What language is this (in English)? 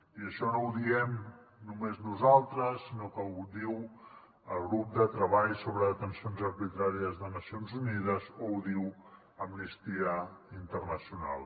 Catalan